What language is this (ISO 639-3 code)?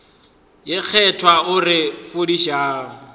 nso